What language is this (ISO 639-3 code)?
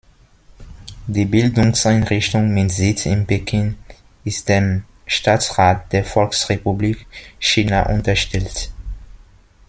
deu